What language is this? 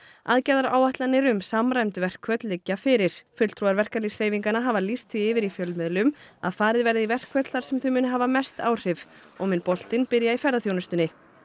Icelandic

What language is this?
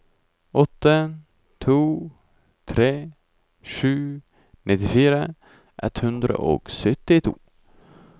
Norwegian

